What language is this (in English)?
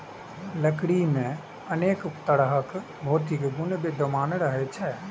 Maithili